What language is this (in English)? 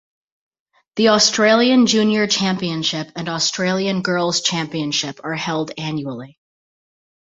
English